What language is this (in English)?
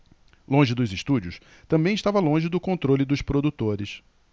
Portuguese